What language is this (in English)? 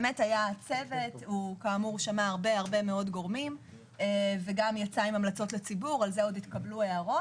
Hebrew